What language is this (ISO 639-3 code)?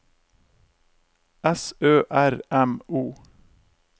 nor